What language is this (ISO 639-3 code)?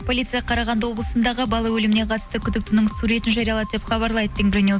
kaz